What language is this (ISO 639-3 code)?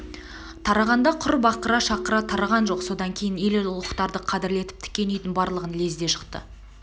kaz